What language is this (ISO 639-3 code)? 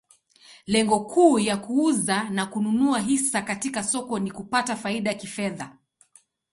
swa